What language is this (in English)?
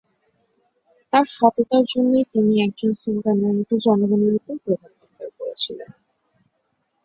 Bangla